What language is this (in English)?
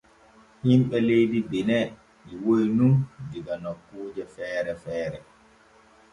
Borgu Fulfulde